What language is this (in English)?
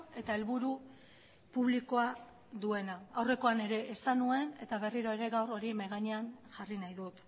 Basque